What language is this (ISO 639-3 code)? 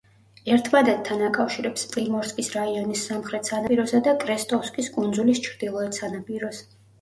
kat